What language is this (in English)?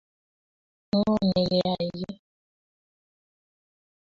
Kalenjin